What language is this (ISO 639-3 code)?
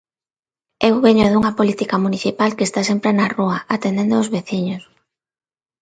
glg